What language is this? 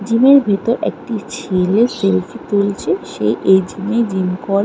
Bangla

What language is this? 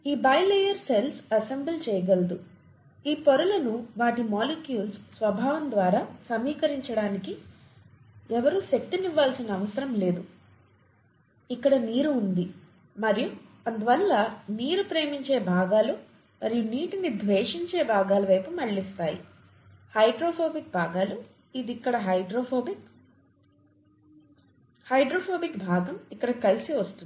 Telugu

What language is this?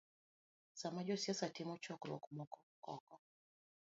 Luo (Kenya and Tanzania)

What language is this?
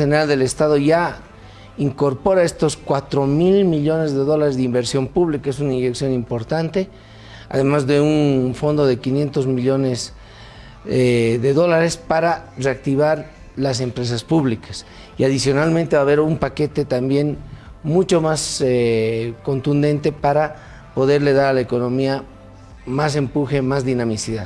Spanish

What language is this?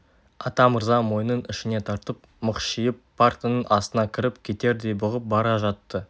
Kazakh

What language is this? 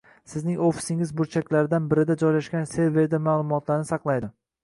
Uzbek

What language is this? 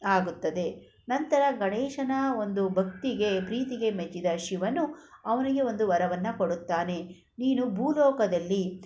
Kannada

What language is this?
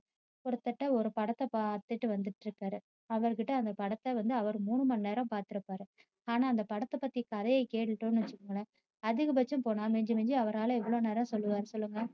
Tamil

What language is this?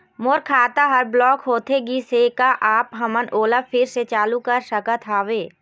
Chhattisgarhi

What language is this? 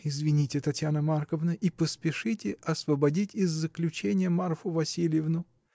Russian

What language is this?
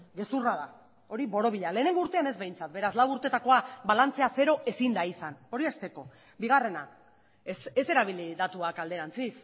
Basque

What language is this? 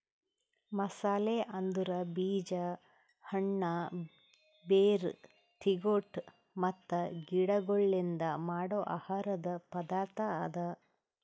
Kannada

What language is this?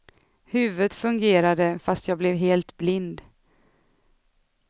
Swedish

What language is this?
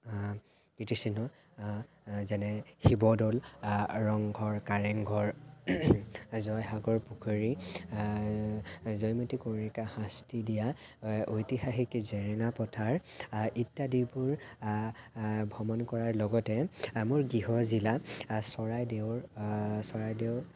Assamese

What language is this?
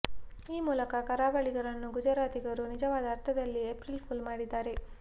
Kannada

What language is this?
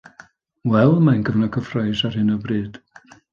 Welsh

